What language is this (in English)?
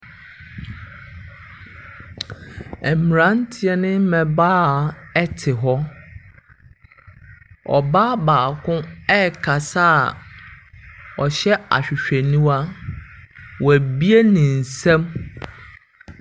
Akan